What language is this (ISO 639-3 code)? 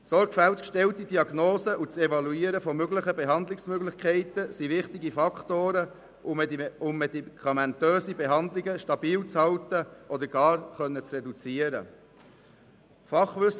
gsw